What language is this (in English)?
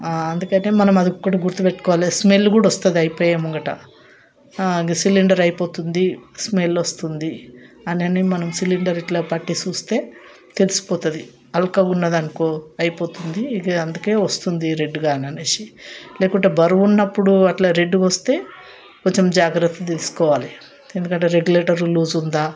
Telugu